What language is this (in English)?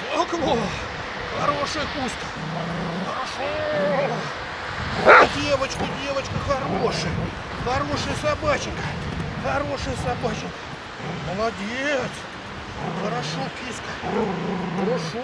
Russian